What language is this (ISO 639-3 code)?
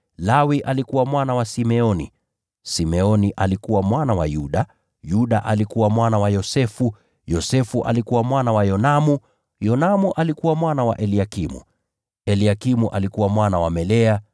swa